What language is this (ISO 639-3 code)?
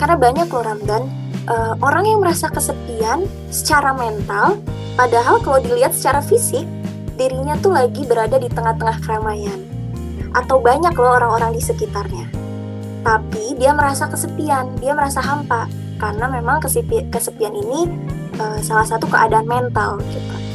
ind